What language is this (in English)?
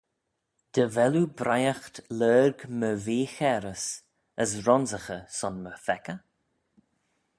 Manx